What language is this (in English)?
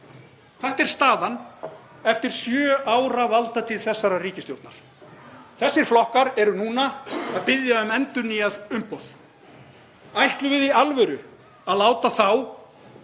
Icelandic